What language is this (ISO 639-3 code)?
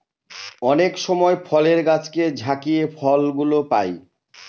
ben